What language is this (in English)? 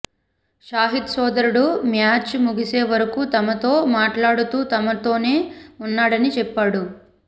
Telugu